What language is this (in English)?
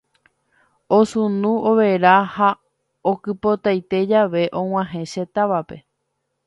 Guarani